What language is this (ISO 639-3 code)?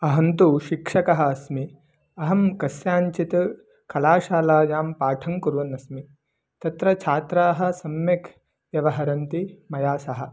san